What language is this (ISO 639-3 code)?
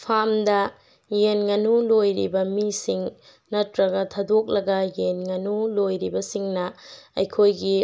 mni